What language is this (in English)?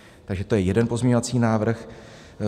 Czech